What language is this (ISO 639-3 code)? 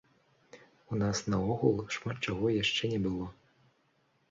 bel